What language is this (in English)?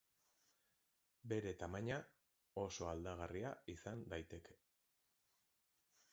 Basque